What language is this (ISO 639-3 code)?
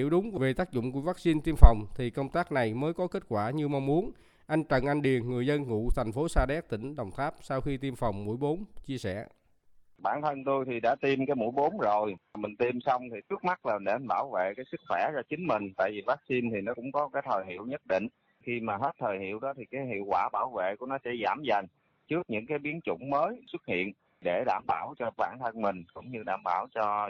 vie